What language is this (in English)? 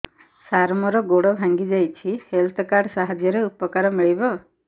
Odia